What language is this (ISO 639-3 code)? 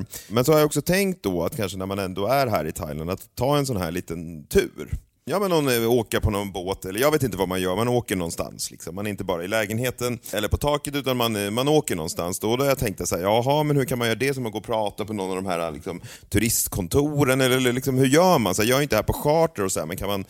swe